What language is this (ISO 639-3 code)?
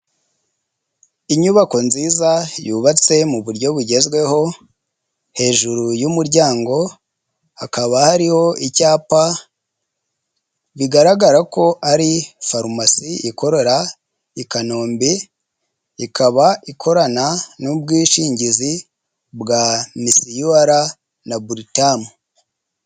kin